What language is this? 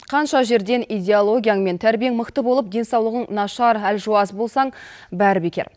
Kazakh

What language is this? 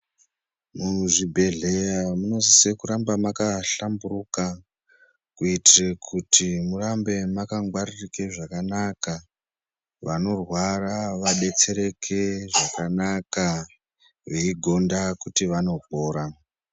Ndau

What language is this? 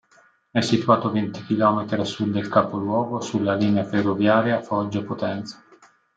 Italian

